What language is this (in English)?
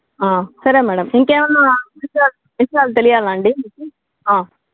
Telugu